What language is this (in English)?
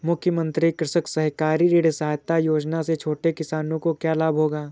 Hindi